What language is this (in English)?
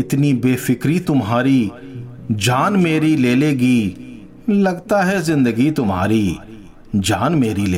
Hindi